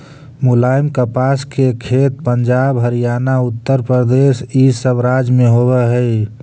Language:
Magahi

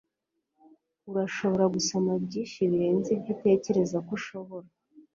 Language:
Kinyarwanda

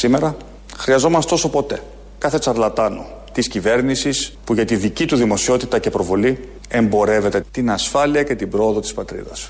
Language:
Greek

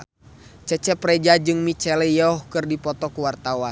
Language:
Sundanese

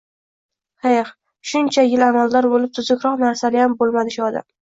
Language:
Uzbek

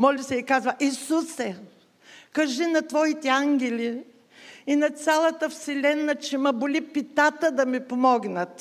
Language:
Bulgarian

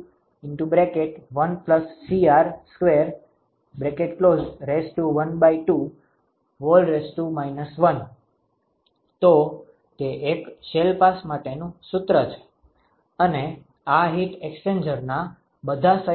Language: Gujarati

